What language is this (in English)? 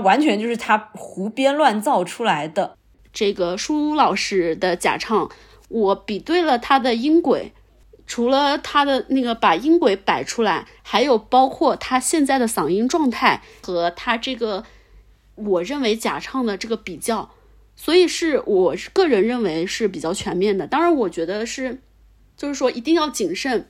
Chinese